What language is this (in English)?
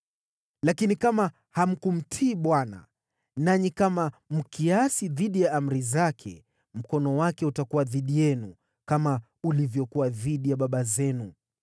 Swahili